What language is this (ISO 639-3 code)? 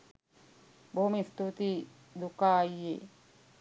sin